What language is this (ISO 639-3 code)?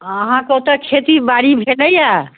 mai